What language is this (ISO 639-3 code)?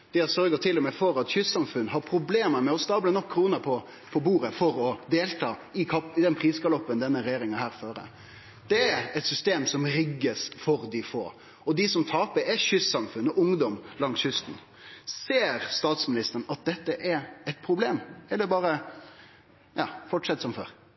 nno